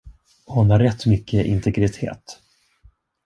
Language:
Swedish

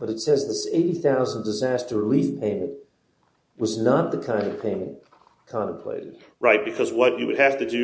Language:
English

